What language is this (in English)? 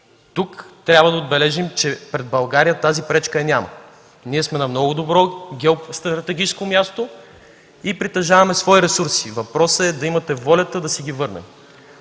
Bulgarian